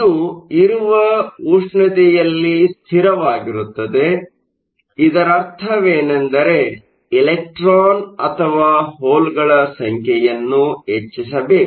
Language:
Kannada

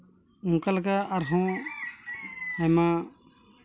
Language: Santali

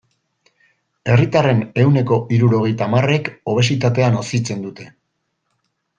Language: Basque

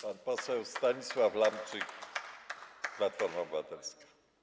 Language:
Polish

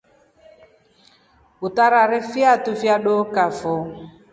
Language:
Rombo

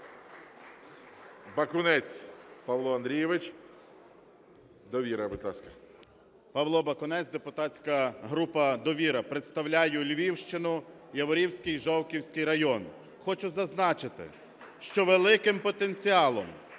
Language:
Ukrainian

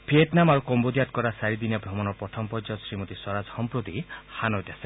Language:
Assamese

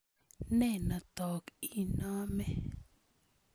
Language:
Kalenjin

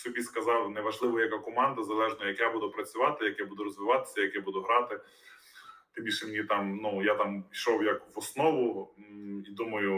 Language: Ukrainian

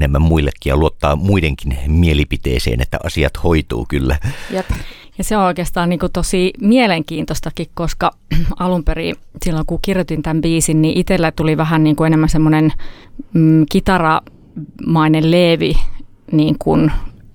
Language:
Finnish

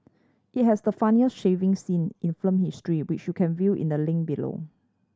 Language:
English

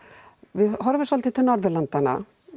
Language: Icelandic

